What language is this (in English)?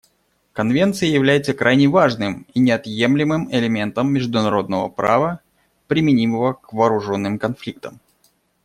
Russian